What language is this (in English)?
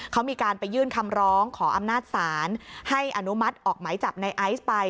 Thai